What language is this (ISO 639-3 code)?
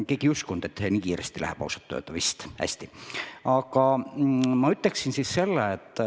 est